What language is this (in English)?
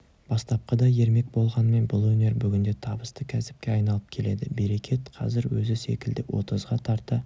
Kazakh